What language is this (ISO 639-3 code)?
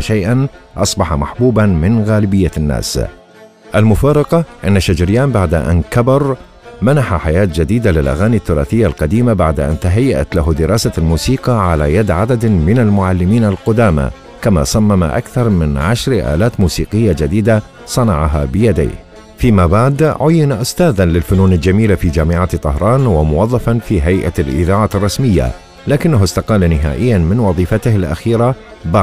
ara